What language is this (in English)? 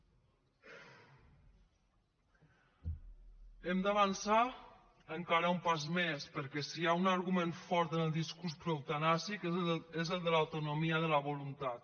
Catalan